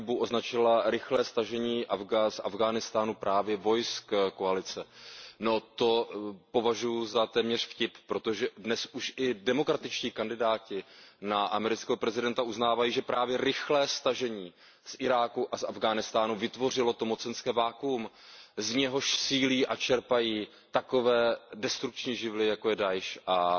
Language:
Czech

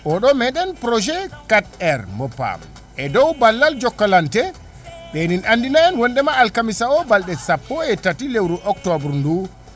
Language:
Fula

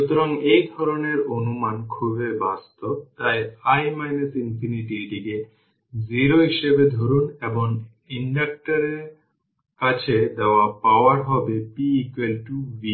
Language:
Bangla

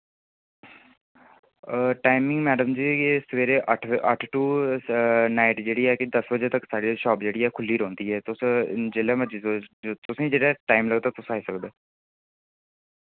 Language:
Dogri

